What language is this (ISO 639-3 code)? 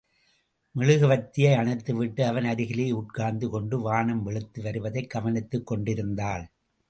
tam